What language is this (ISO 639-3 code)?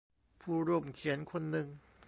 tha